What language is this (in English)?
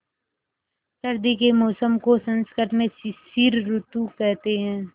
Hindi